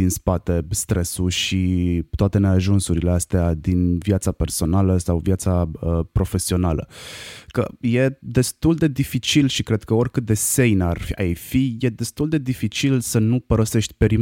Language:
Romanian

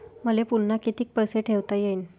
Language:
Marathi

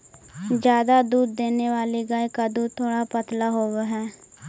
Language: Magahi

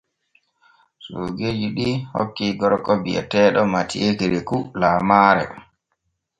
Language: Borgu Fulfulde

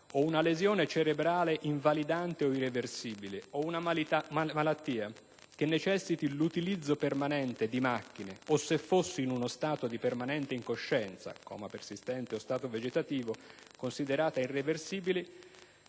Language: Italian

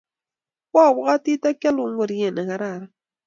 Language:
Kalenjin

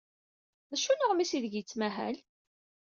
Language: Kabyle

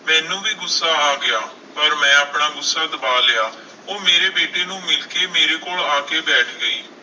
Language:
Punjabi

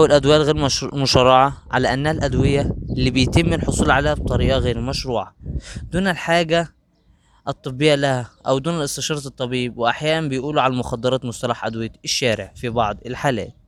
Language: Arabic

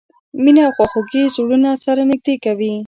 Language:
Pashto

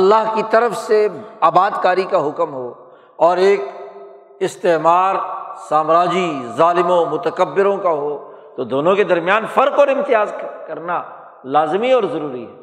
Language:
Urdu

